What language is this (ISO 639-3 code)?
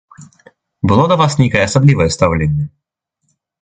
bel